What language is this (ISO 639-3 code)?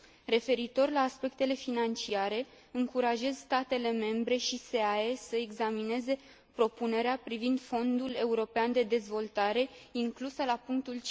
ron